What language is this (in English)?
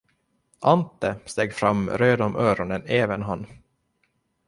Swedish